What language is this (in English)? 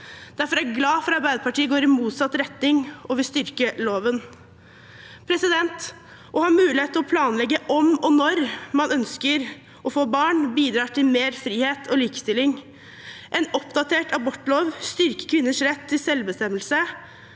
Norwegian